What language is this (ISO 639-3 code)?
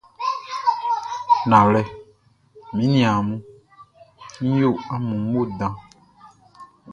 bci